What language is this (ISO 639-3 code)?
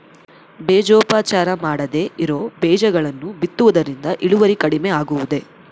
kan